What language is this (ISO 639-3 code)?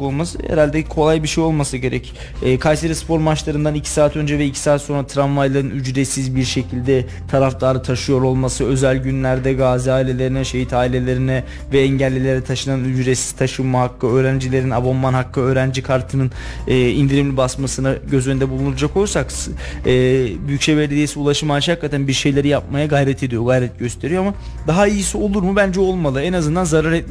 tur